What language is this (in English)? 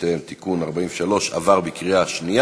Hebrew